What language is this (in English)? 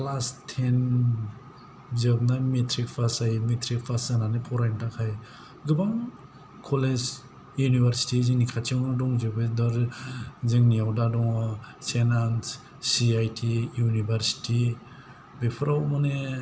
Bodo